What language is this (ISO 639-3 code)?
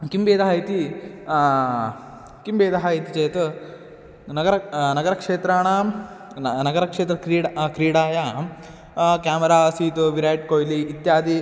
san